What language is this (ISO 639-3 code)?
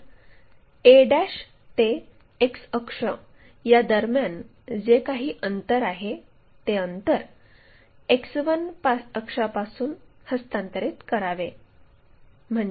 mar